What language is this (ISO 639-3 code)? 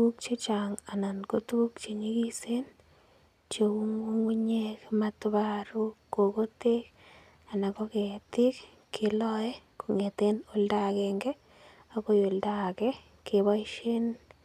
kln